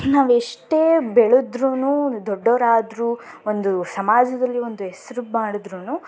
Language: Kannada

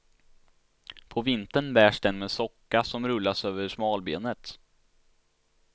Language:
Swedish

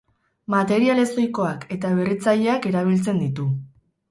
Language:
Basque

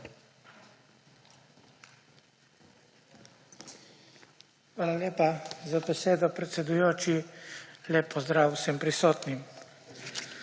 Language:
Slovenian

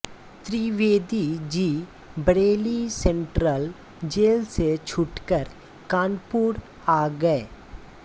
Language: Hindi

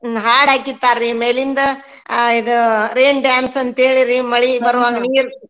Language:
Kannada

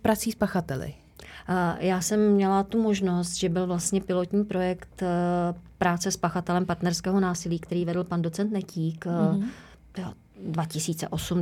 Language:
Czech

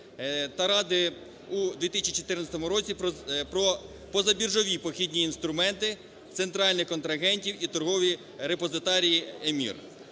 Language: Ukrainian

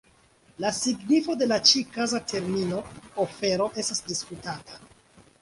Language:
Esperanto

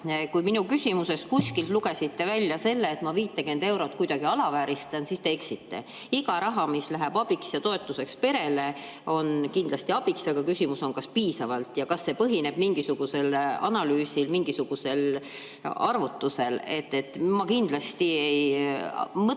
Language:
Estonian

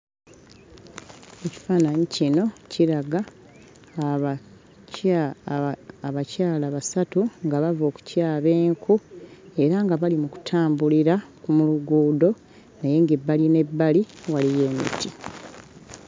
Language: Ganda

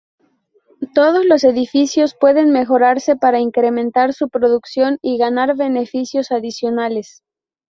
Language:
Spanish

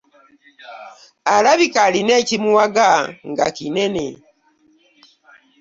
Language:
Ganda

